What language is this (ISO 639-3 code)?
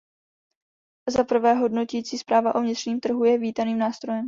ces